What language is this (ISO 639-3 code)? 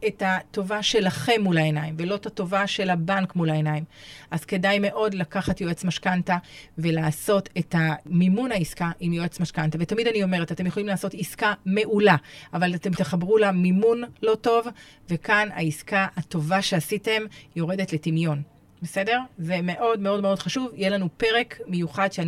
heb